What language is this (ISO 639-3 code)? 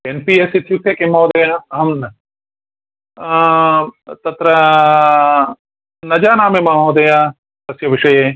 san